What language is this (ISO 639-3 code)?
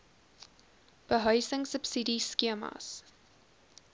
afr